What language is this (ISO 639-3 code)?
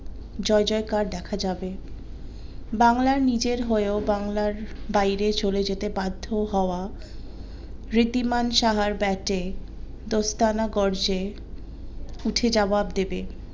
ben